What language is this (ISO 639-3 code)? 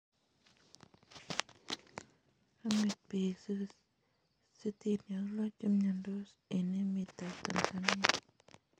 kln